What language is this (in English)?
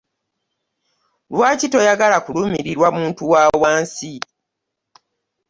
Ganda